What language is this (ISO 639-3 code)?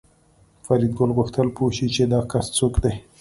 pus